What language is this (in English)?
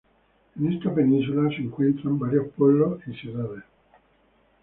Spanish